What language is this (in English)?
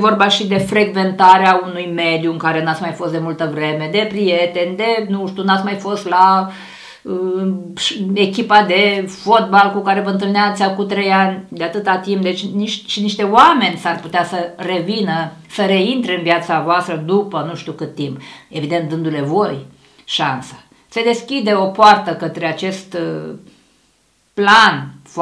Romanian